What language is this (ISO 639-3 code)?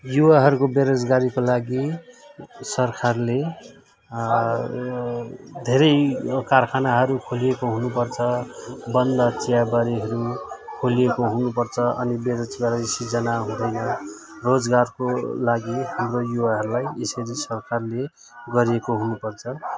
nep